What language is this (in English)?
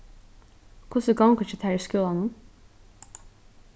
Faroese